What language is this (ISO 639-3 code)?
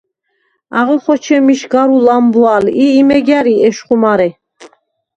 sva